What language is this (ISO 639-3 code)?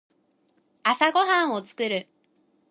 jpn